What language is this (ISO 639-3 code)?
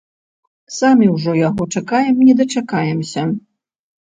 bel